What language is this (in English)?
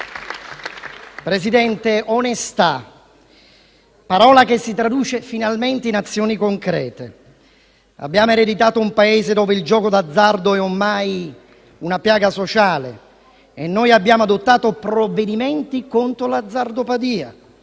Italian